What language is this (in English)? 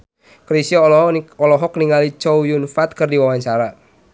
Sundanese